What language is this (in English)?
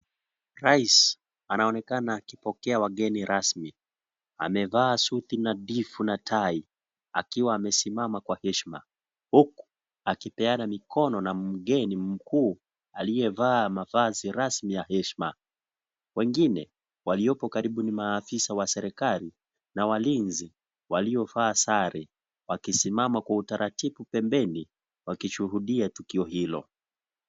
Swahili